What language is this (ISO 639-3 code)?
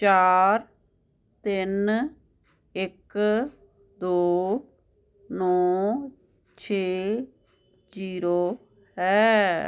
pan